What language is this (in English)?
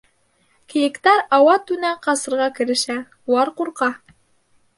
Bashkir